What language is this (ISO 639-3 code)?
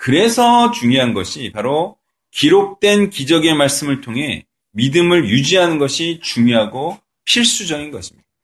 kor